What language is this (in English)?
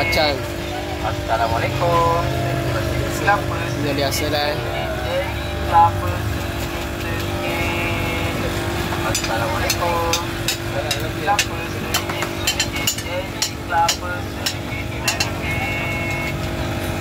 Malay